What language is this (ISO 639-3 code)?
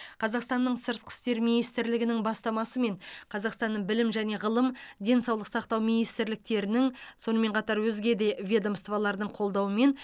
kaz